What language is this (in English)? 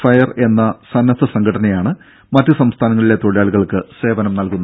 Malayalam